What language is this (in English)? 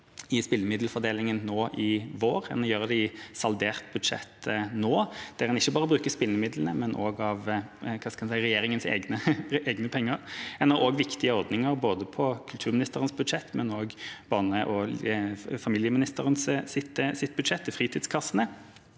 Norwegian